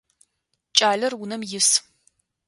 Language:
Adyghe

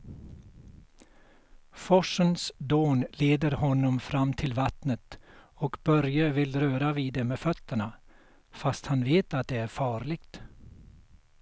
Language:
Swedish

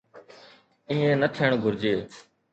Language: Sindhi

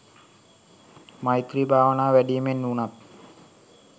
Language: Sinhala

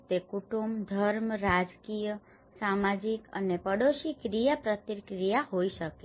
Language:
Gujarati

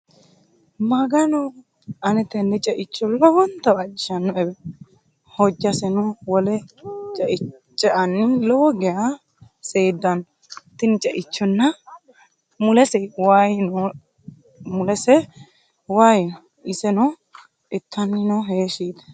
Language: Sidamo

